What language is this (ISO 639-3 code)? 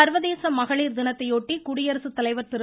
tam